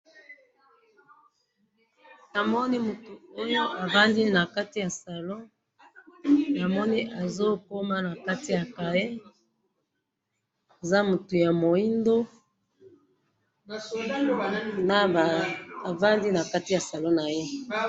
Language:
Lingala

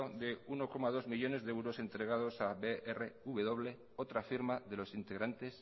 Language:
Spanish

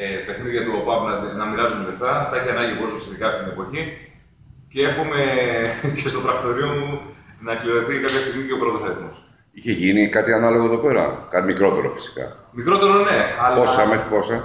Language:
Greek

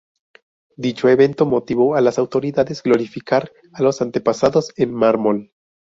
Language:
Spanish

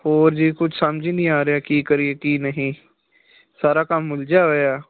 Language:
Punjabi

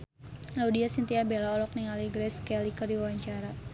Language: Sundanese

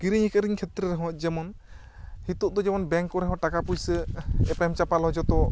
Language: Santali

